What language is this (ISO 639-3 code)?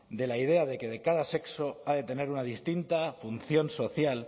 spa